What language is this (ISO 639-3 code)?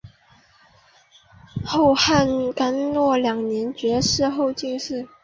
zho